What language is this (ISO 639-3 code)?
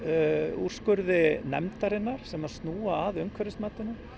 isl